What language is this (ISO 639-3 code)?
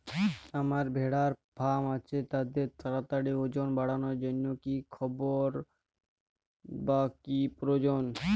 ben